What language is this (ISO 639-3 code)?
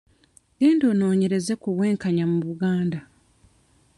lug